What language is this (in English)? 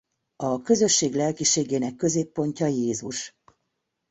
Hungarian